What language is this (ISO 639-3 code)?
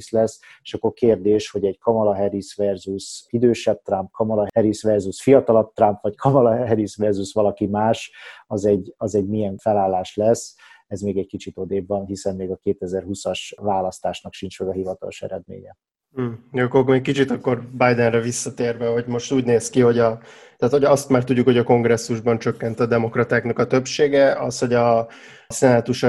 hun